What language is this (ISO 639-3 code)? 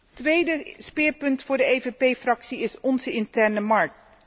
nld